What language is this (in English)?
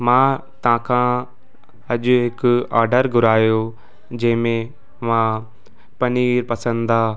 Sindhi